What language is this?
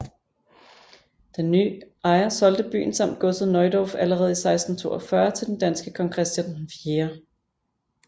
Danish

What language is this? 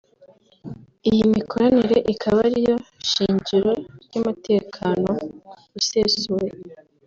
Kinyarwanda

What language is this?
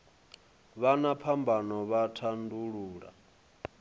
Venda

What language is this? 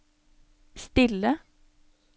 Norwegian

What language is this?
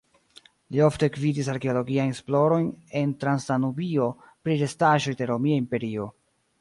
Esperanto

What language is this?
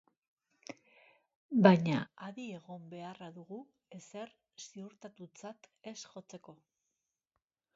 Basque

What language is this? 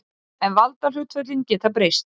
Icelandic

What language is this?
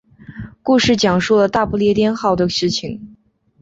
Chinese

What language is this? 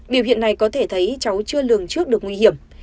Vietnamese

